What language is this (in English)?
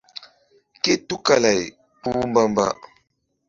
Mbum